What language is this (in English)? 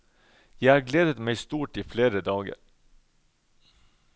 Norwegian